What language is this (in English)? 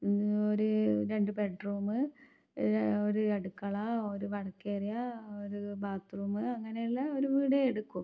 Malayalam